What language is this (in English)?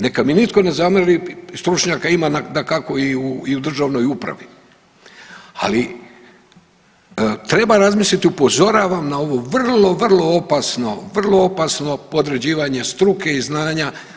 Croatian